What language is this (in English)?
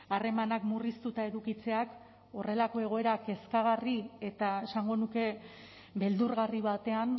Basque